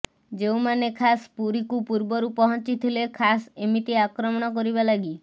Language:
Odia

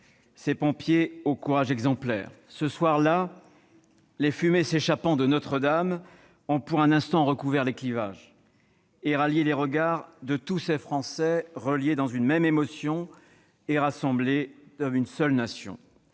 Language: French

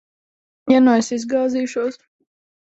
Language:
Latvian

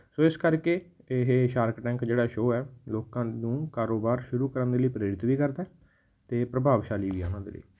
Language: Punjabi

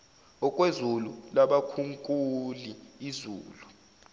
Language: Zulu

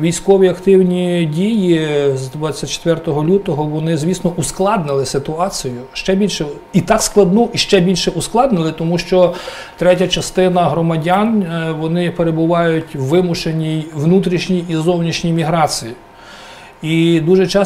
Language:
Ukrainian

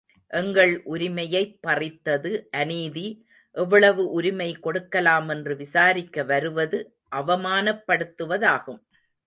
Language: Tamil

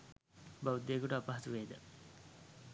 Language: Sinhala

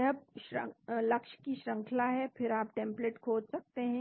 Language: Hindi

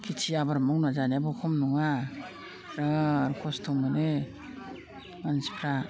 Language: Bodo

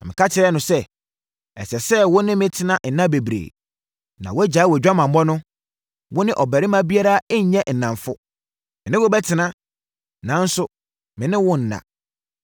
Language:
Akan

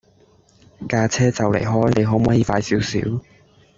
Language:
Cantonese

